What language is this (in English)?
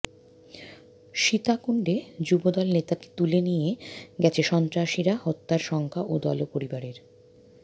Bangla